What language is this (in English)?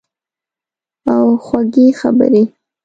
Pashto